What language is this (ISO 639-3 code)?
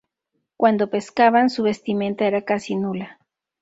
spa